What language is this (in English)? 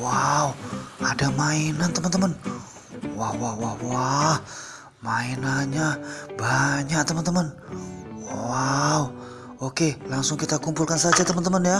Indonesian